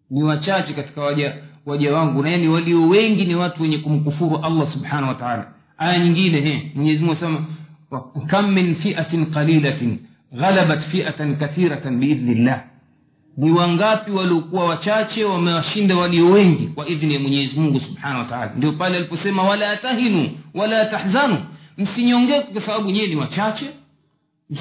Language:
Swahili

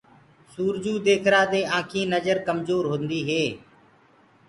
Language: Gurgula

